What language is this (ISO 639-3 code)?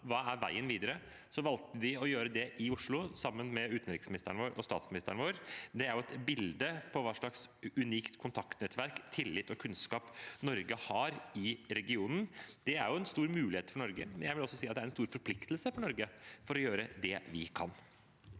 nor